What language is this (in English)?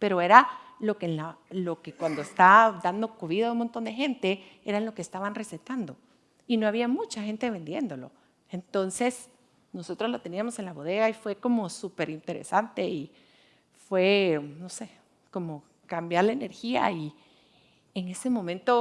Spanish